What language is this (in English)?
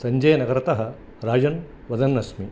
Sanskrit